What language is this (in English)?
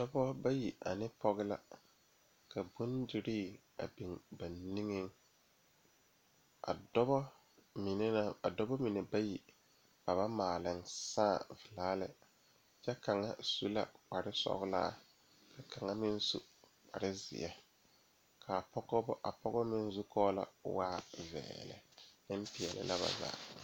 Southern Dagaare